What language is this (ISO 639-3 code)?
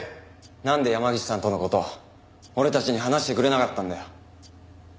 jpn